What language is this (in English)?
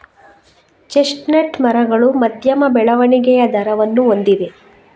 Kannada